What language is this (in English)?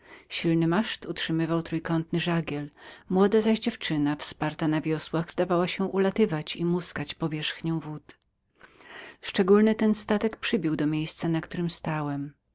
Polish